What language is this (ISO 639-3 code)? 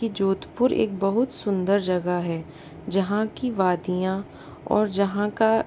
hin